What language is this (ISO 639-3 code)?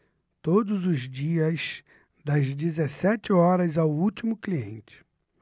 por